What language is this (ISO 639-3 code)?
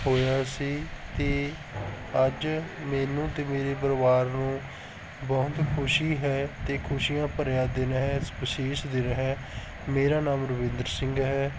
pan